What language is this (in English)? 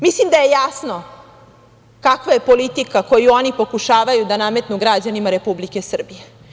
Serbian